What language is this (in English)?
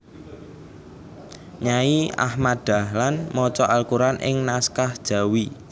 Javanese